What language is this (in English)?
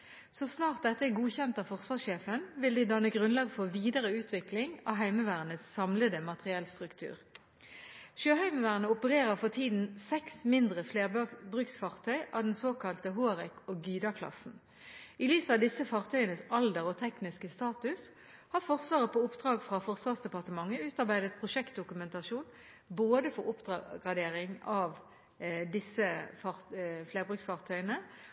Norwegian Bokmål